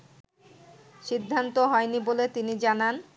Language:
Bangla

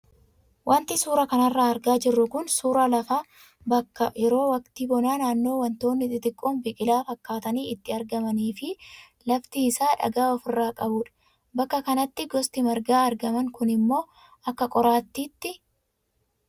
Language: Oromo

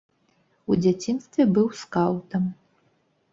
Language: Belarusian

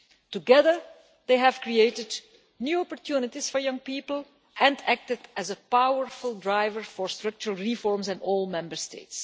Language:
English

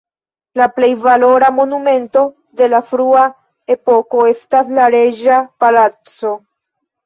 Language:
Esperanto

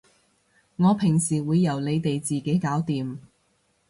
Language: Cantonese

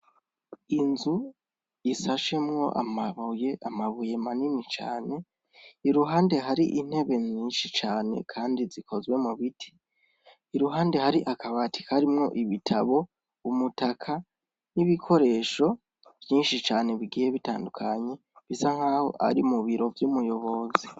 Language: Rundi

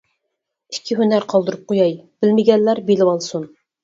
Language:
Uyghur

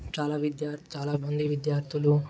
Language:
Telugu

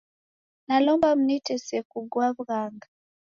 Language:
Taita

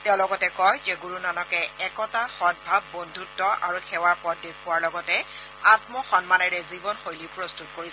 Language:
Assamese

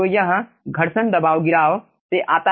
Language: Hindi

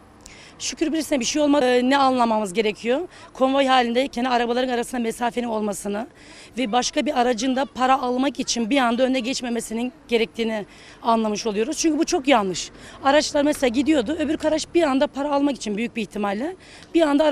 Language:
Turkish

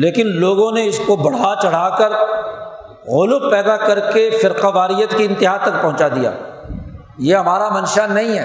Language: Urdu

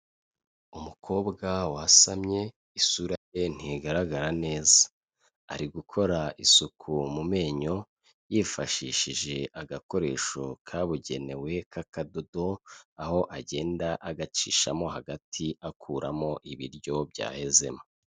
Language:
Kinyarwanda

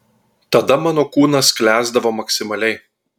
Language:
Lithuanian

